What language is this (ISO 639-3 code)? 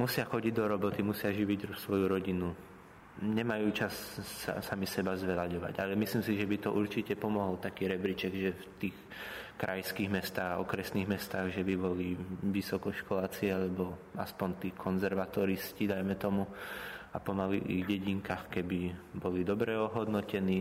slk